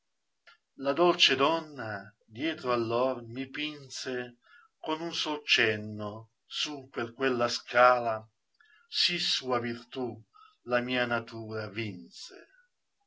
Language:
Italian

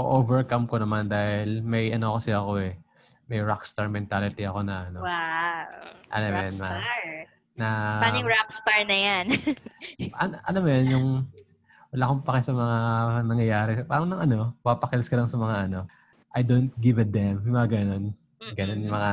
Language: Filipino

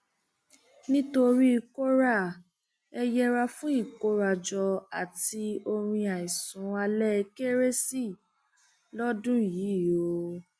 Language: Yoruba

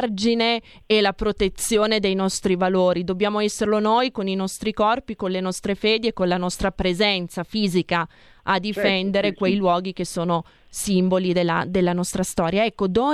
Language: Italian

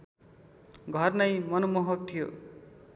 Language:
Nepali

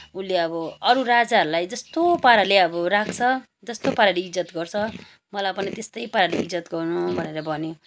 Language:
Nepali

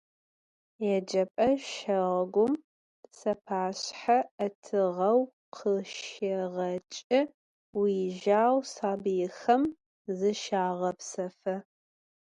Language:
Adyghe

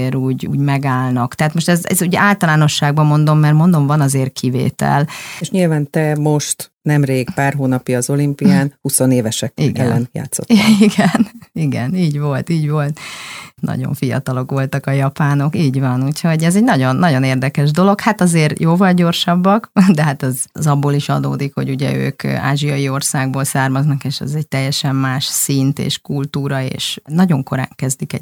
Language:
Hungarian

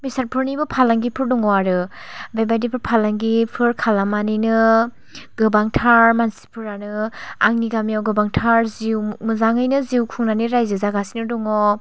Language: Bodo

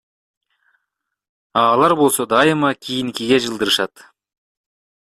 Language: Kyrgyz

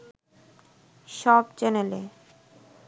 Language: Bangla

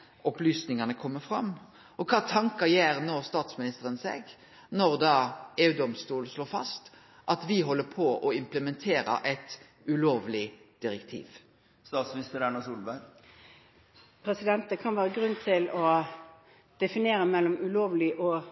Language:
Norwegian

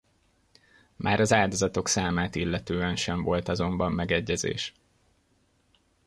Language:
Hungarian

